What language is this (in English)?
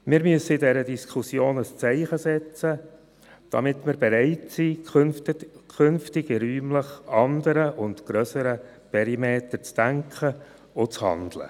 Swiss German